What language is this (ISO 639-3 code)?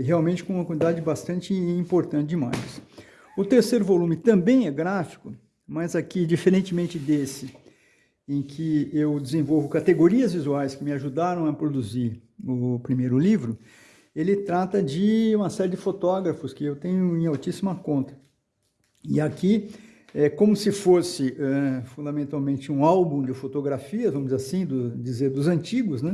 por